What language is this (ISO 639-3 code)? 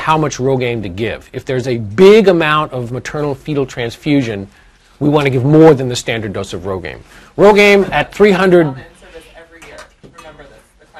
eng